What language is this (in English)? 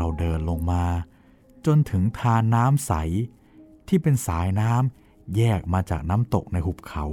Thai